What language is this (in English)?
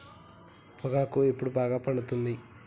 Telugu